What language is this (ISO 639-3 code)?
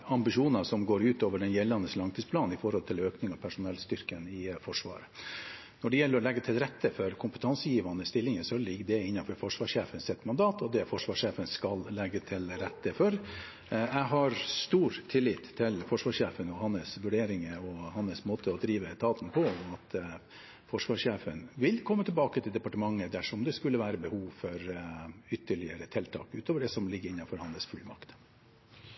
nob